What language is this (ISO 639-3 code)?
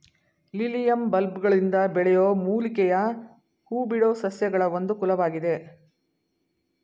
kan